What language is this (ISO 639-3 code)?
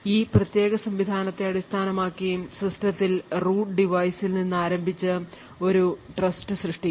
mal